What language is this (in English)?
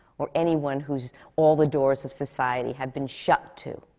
English